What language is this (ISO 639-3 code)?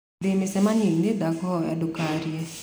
kik